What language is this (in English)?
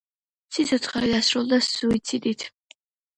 Georgian